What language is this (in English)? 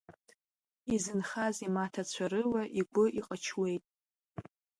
Abkhazian